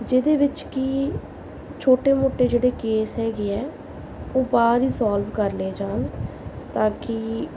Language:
Punjabi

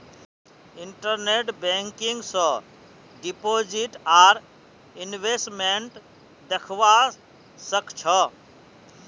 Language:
Magahi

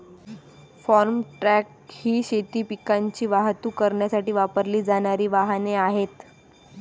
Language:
Marathi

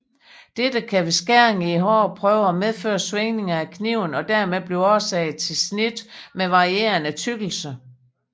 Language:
Danish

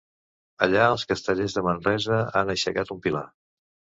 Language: Catalan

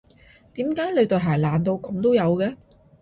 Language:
Cantonese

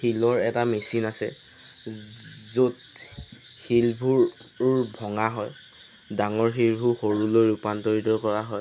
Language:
Assamese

